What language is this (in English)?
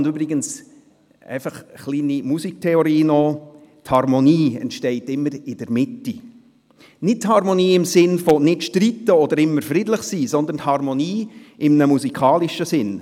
Swiss German